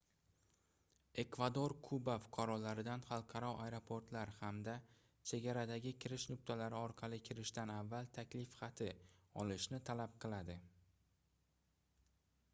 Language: Uzbek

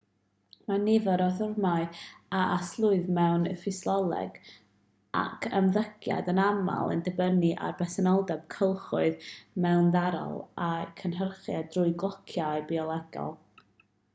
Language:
Welsh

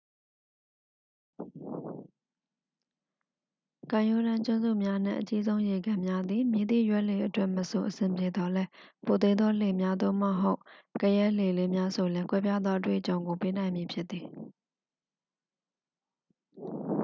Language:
Burmese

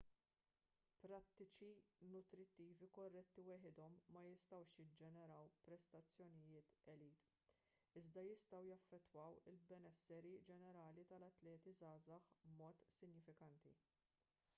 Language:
Maltese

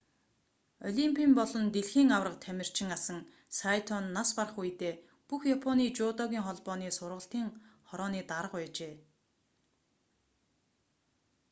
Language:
Mongolian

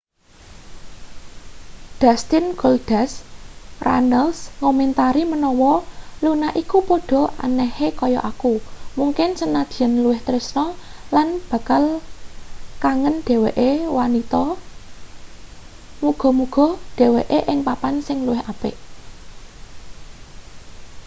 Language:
Javanese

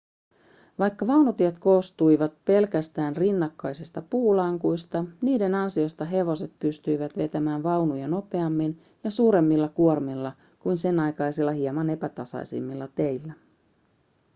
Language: Finnish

